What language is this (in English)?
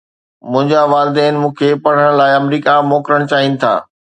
Sindhi